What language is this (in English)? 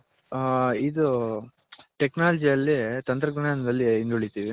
Kannada